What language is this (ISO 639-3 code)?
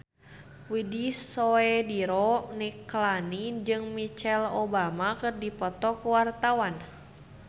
sun